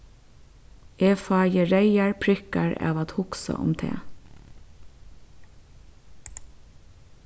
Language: Faroese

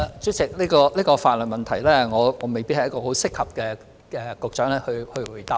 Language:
Cantonese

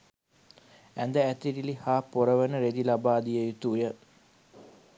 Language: Sinhala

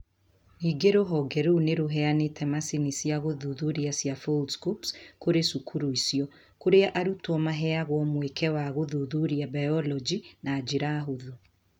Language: Kikuyu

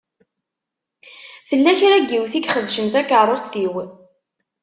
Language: Kabyle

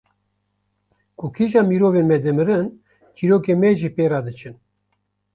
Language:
Kurdish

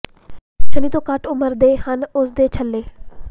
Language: Punjabi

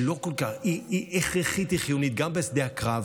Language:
Hebrew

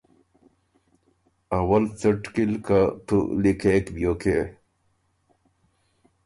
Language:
Ormuri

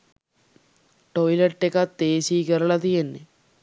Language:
Sinhala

